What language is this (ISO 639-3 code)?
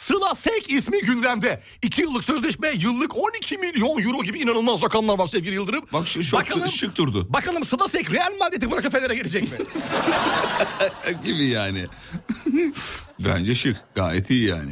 tur